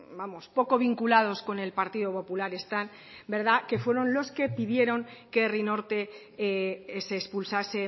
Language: Spanish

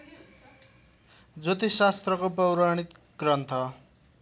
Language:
Nepali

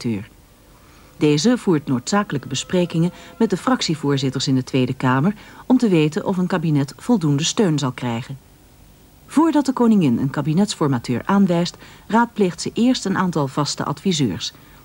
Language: Dutch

